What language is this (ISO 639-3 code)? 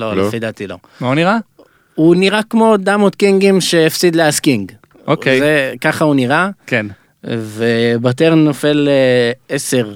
heb